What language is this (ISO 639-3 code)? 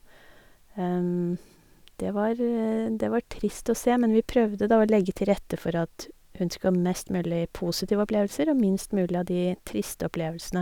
nor